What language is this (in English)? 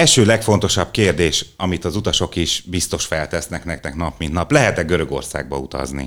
Hungarian